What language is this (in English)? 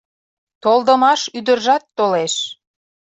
Mari